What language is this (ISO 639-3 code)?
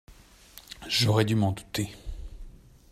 fra